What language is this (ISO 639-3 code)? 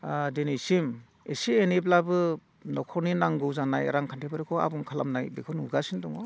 brx